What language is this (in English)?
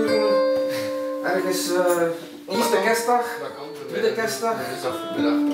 Dutch